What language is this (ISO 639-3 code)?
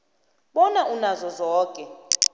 nbl